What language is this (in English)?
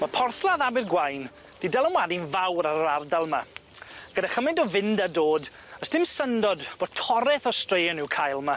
Welsh